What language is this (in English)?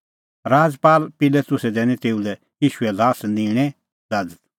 Kullu Pahari